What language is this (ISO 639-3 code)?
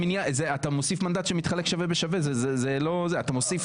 heb